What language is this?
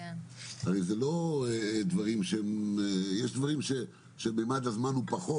Hebrew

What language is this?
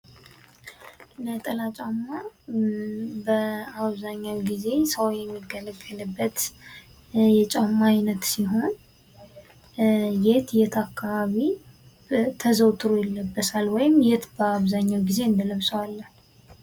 Amharic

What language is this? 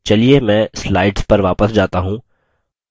Hindi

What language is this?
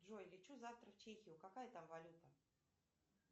Russian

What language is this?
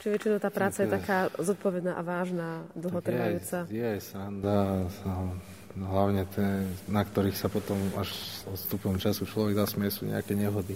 Slovak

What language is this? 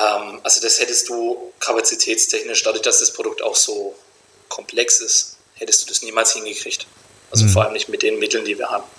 German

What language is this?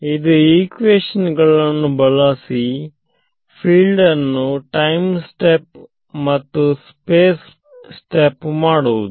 Kannada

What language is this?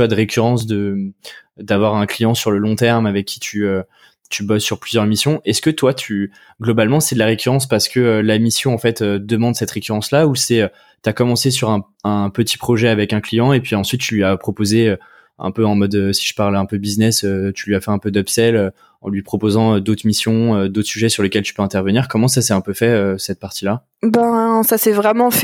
French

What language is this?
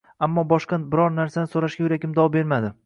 Uzbek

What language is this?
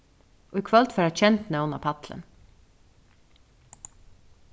Faroese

